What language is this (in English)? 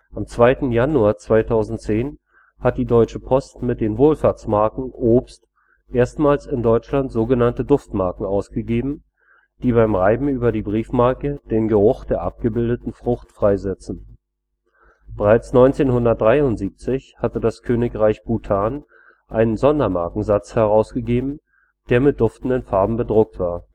German